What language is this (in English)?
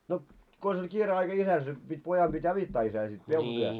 Finnish